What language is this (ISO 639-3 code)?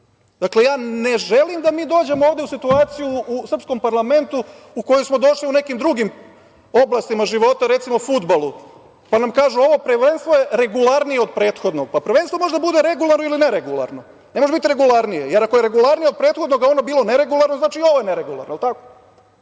srp